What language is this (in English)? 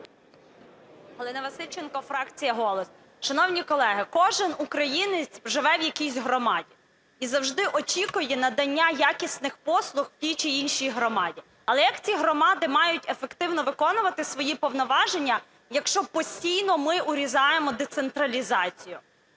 Ukrainian